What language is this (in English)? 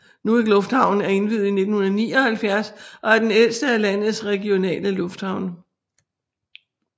Danish